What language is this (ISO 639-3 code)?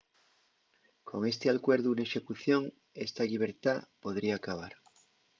ast